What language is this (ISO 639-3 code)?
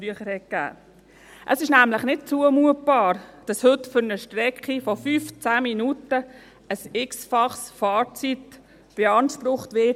gsw